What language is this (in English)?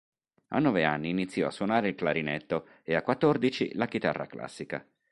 Italian